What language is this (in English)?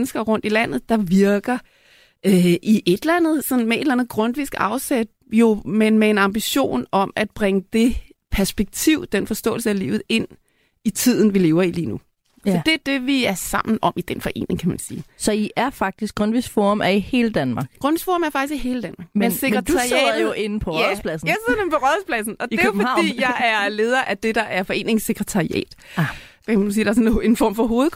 Danish